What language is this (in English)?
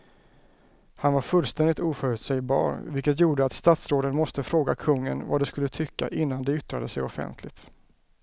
Swedish